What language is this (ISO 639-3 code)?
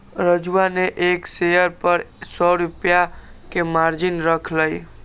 mag